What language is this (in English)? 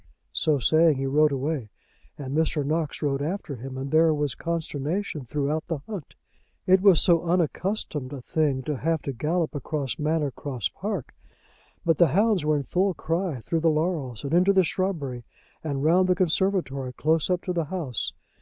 English